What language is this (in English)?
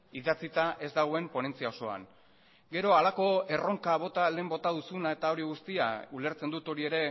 Basque